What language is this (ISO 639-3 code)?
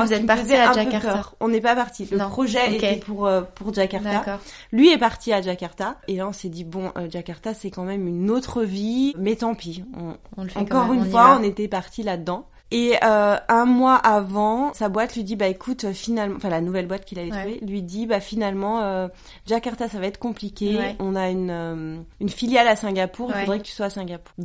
fra